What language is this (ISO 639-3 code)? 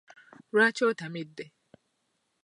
lug